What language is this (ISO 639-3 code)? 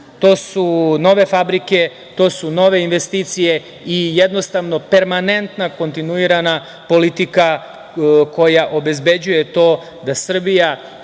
srp